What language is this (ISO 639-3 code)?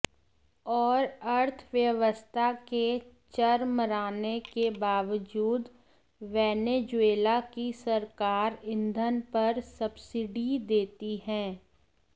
hin